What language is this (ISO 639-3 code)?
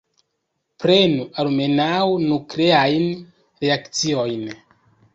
epo